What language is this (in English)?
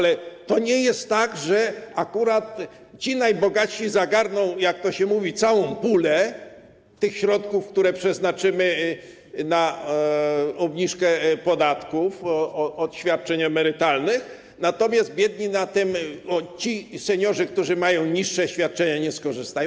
Polish